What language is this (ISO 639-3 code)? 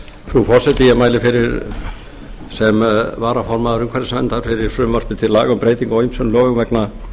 isl